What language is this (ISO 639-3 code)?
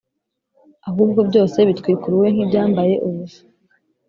kin